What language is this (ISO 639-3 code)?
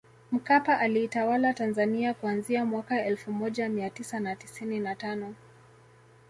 swa